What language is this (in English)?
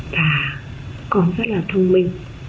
Vietnamese